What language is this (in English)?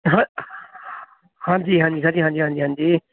Punjabi